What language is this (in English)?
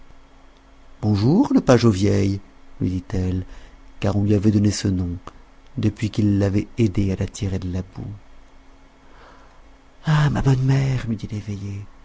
French